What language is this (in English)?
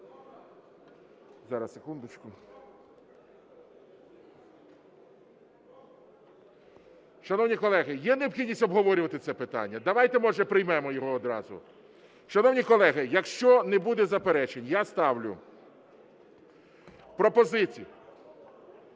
Ukrainian